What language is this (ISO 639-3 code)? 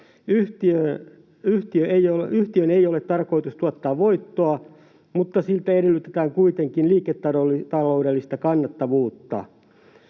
fin